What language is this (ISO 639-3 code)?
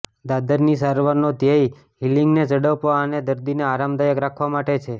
guj